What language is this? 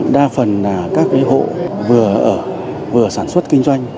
Vietnamese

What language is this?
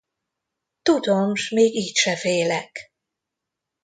Hungarian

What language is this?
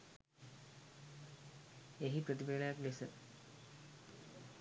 Sinhala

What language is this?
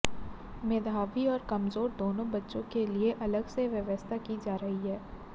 Hindi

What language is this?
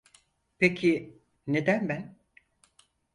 Turkish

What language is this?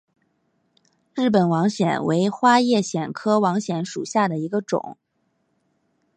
Chinese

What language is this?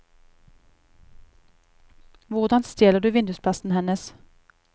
Norwegian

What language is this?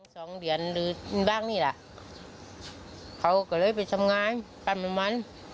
Thai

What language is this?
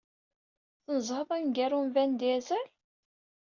Kabyle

